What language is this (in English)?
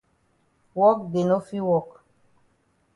Cameroon Pidgin